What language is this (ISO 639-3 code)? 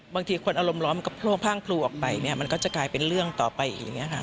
tha